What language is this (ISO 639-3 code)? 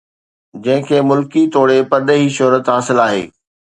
snd